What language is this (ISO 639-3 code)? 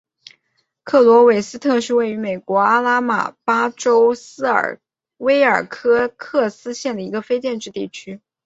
zho